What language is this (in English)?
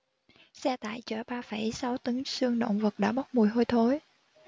Vietnamese